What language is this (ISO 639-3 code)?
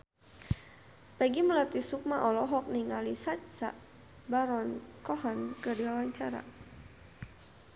sun